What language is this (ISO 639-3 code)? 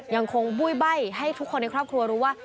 tha